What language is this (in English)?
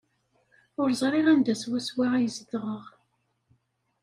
Kabyle